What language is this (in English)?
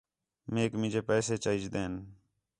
Khetrani